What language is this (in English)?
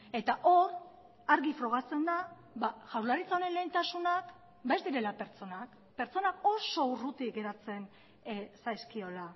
Basque